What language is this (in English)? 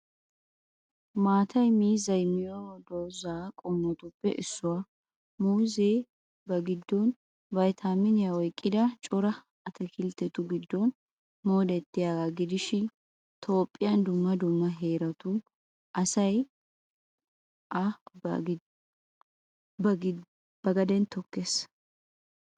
Wolaytta